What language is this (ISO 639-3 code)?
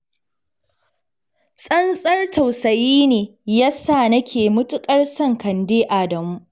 hau